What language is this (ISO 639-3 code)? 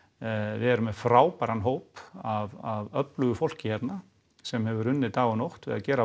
isl